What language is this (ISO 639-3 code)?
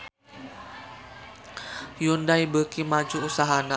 sun